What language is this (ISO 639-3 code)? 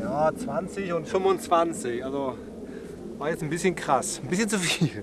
deu